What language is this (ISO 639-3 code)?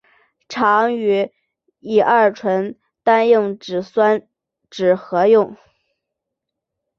zho